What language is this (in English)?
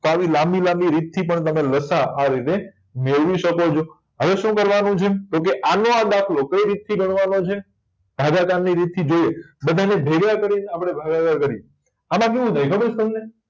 Gujarati